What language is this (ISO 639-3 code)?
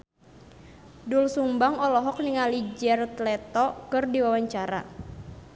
sun